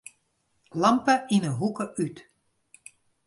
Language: Western Frisian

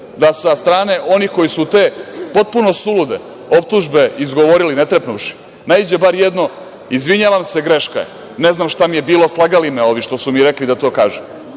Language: Serbian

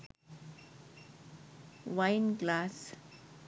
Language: Sinhala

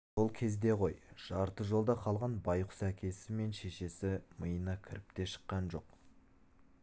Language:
Kazakh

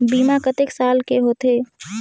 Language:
Chhattisgarhi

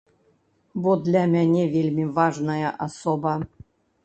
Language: Belarusian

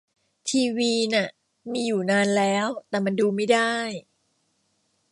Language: Thai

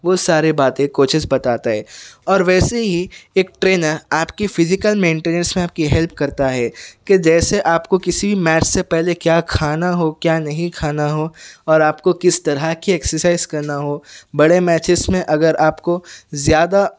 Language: Urdu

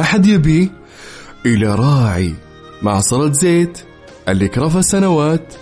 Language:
Arabic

